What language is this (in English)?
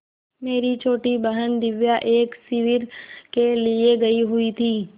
Hindi